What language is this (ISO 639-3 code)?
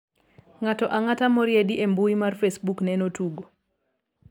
luo